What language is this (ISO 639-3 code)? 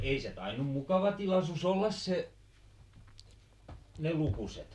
fin